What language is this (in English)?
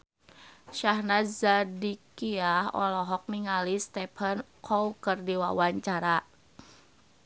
Sundanese